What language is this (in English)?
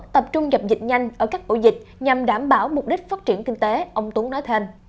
Vietnamese